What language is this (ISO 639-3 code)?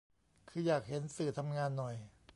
tha